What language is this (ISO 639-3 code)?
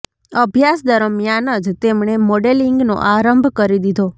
guj